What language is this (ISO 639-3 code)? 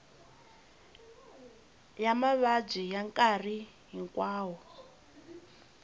tso